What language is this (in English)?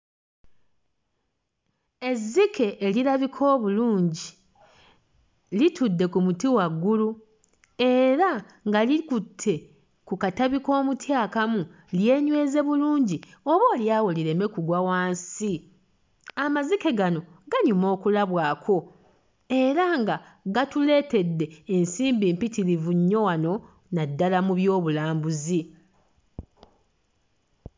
Ganda